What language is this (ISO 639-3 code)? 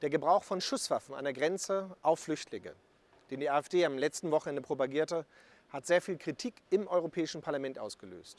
deu